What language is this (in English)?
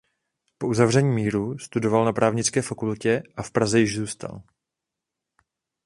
Czech